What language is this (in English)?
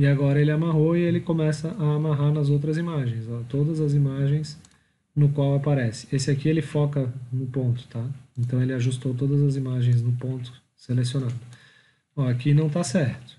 Portuguese